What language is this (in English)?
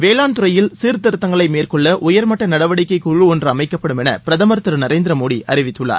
Tamil